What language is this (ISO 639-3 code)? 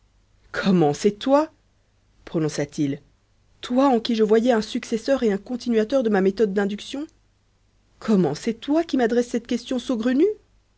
fra